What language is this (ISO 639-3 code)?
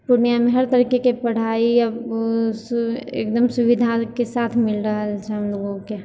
mai